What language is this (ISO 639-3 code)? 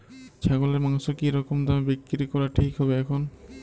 ben